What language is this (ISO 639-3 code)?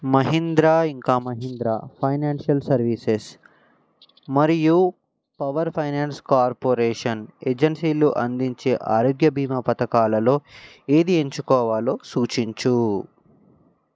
tel